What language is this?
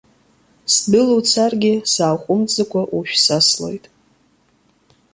Abkhazian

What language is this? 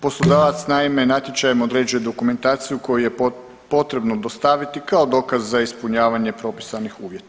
Croatian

